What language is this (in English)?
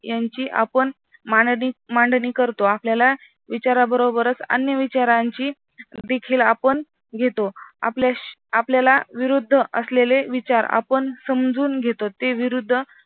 Marathi